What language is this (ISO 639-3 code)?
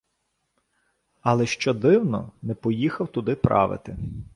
ukr